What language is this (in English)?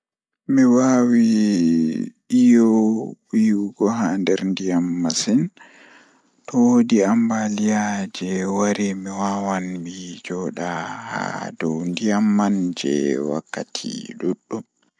Fula